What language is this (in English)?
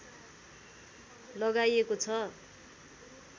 Nepali